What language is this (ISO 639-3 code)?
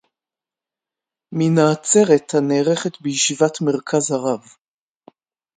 heb